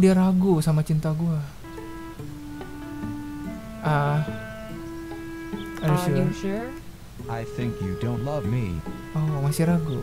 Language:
Indonesian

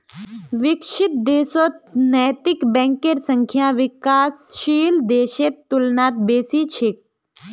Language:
Magahi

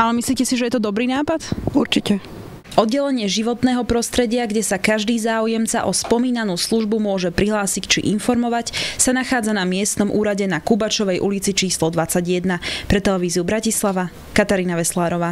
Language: Slovak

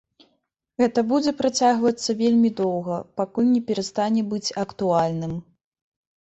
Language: Belarusian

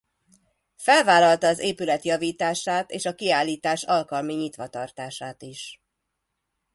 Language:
Hungarian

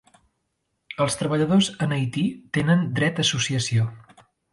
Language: Catalan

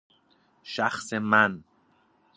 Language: Persian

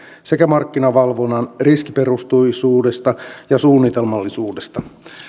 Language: Finnish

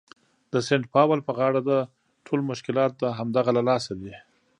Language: Pashto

